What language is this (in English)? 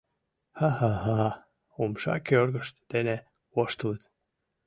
Mari